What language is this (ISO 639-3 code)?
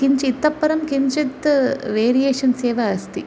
san